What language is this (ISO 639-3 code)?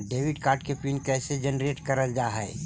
mag